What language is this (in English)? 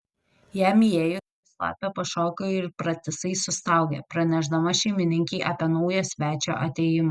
Lithuanian